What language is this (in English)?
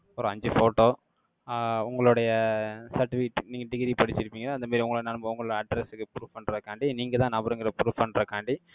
Tamil